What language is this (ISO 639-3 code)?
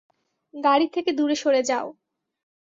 ben